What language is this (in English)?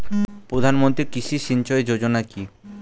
Bangla